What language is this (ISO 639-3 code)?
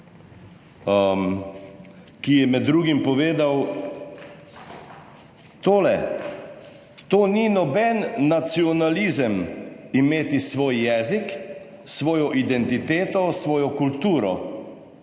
slv